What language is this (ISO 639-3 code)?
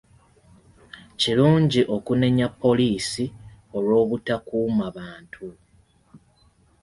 lug